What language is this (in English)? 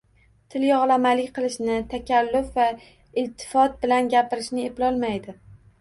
Uzbek